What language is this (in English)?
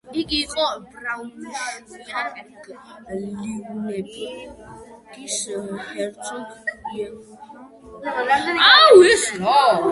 Georgian